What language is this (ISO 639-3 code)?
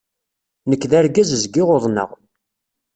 kab